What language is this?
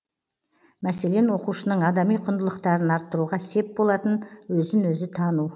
Kazakh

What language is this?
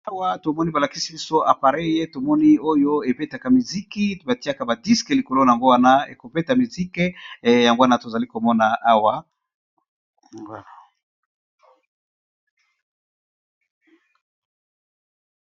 Lingala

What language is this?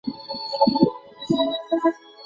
Chinese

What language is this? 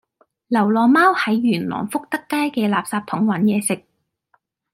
Cantonese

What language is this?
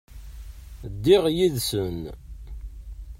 Kabyle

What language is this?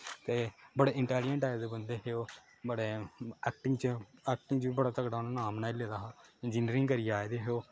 Dogri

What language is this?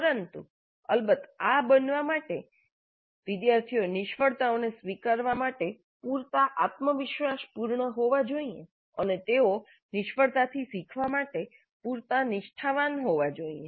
Gujarati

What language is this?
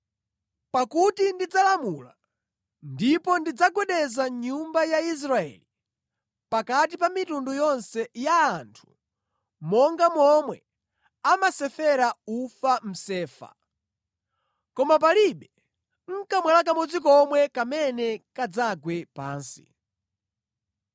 Nyanja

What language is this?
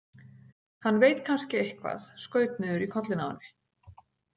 Icelandic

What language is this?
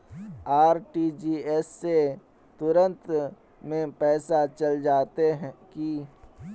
Magahi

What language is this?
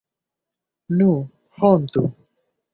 Esperanto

